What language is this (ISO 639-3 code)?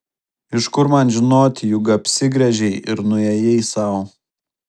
lit